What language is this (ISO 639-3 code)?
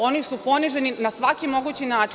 srp